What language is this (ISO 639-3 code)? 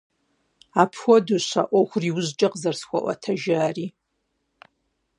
kbd